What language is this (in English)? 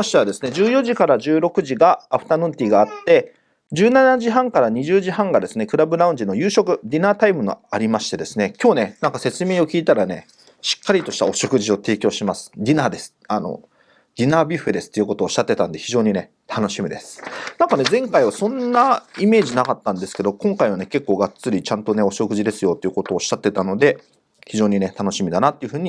Japanese